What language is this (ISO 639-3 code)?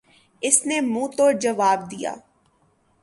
urd